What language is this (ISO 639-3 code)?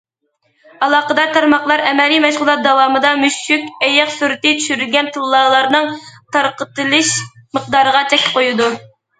uig